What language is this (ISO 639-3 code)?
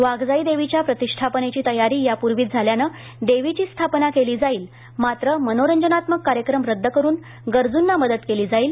mar